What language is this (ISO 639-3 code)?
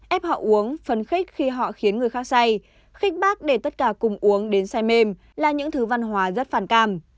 vie